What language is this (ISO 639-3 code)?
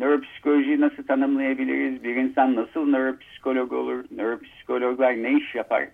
tur